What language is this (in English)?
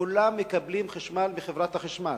Hebrew